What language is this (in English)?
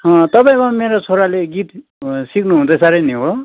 Nepali